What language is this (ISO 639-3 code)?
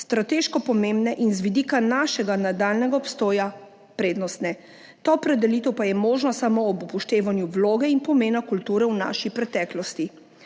slv